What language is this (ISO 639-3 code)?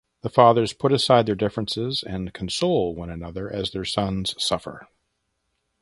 eng